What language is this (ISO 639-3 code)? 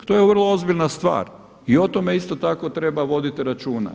hrv